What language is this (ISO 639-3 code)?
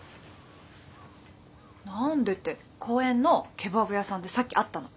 jpn